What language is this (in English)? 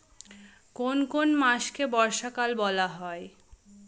Bangla